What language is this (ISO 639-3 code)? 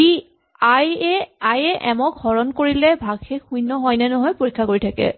asm